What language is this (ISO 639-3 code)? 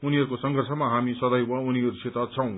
nep